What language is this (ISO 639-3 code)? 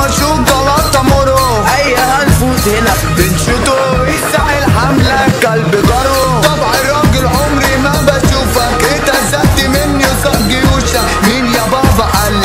ara